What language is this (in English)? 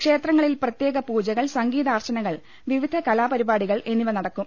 Malayalam